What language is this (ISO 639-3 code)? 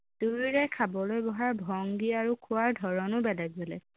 asm